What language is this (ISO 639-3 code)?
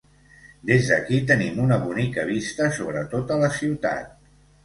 cat